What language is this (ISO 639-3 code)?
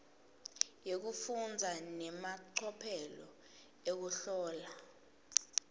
ssw